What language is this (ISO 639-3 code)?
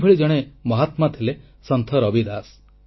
ori